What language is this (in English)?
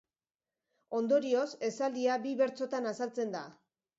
Basque